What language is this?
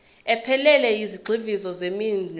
Zulu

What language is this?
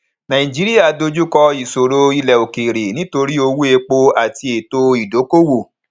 Yoruba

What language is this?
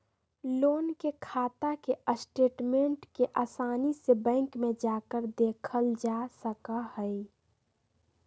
Magahi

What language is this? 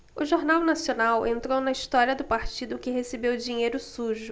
Portuguese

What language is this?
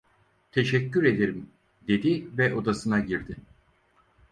Turkish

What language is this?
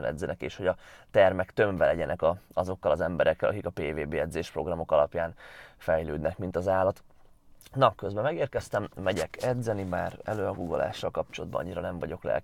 Hungarian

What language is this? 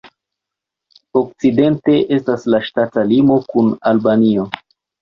Esperanto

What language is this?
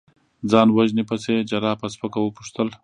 Pashto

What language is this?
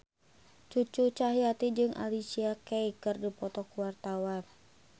Sundanese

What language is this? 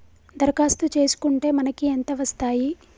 Telugu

